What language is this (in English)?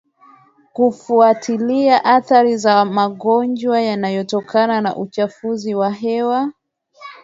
Swahili